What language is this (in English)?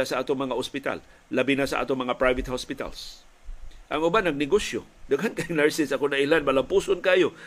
Filipino